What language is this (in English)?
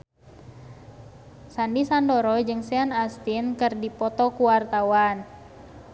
Sundanese